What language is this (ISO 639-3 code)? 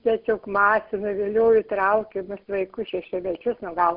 lit